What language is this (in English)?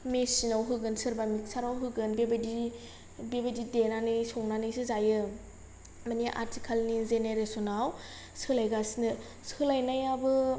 Bodo